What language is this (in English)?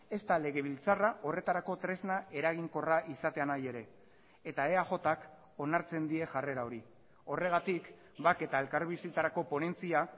Basque